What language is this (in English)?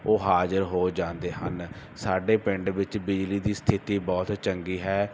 Punjabi